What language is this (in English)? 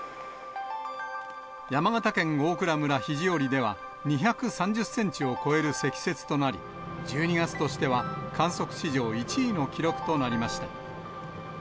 Japanese